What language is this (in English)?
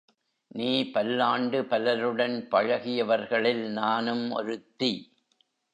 Tamil